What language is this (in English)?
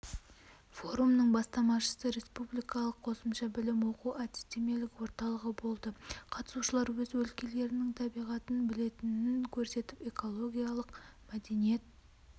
Kazakh